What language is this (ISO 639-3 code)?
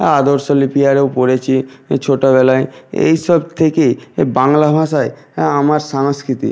ben